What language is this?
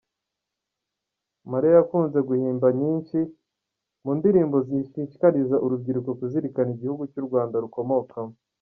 Kinyarwanda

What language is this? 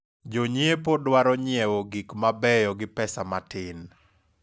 Luo (Kenya and Tanzania)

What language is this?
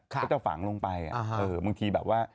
Thai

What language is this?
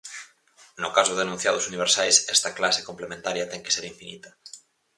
Galician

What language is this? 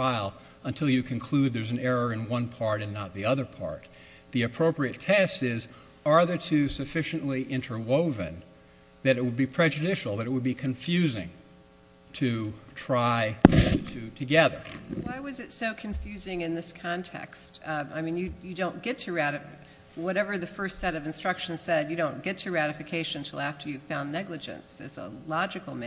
English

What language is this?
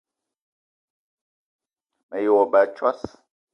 Eton (Cameroon)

